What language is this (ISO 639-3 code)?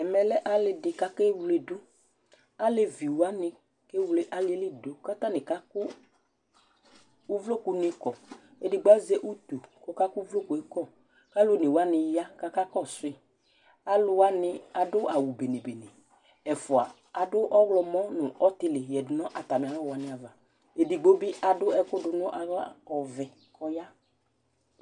kpo